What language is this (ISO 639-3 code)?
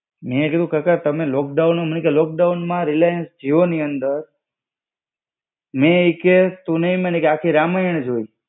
guj